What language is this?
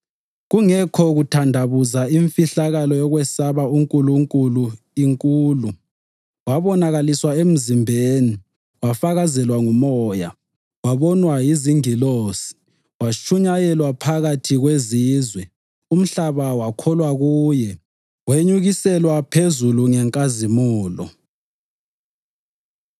North Ndebele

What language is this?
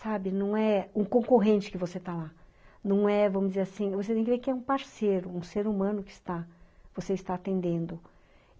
Portuguese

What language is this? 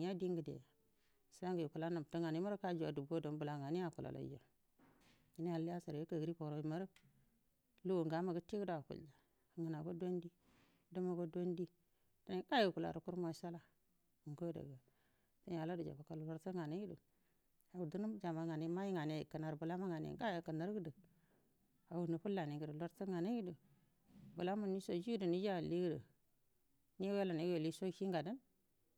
Buduma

